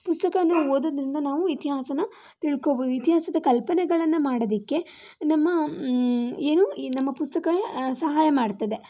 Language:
Kannada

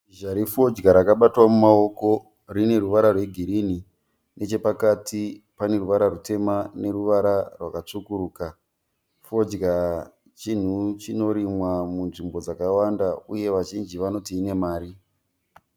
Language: Shona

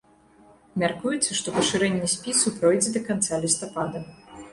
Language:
Belarusian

